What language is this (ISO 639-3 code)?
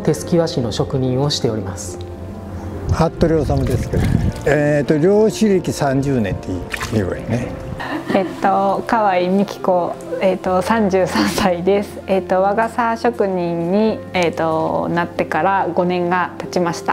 jpn